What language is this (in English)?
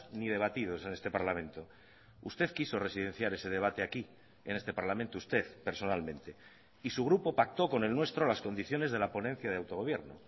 Spanish